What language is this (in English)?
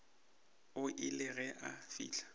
Northern Sotho